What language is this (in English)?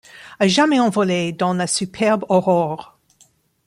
French